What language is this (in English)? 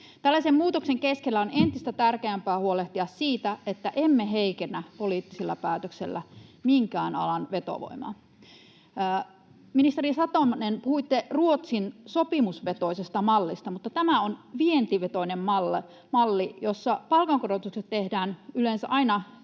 Finnish